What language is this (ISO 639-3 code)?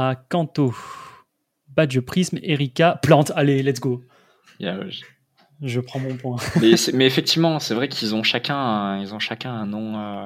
fra